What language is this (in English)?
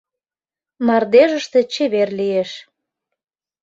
Mari